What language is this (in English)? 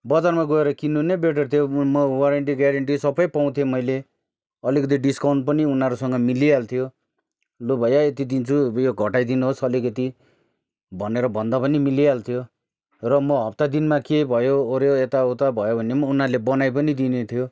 Nepali